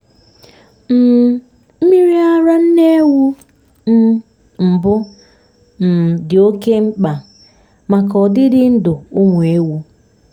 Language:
Igbo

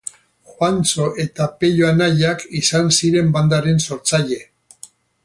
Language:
Basque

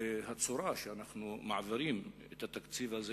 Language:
Hebrew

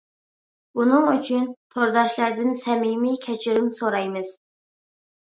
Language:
Uyghur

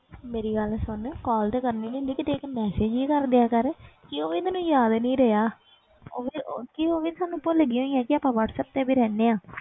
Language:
Punjabi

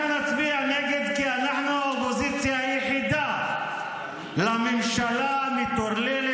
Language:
Hebrew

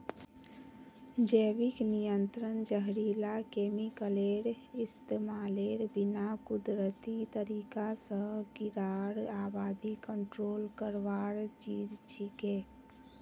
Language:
Magahi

